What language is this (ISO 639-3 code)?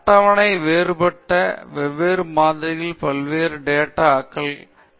tam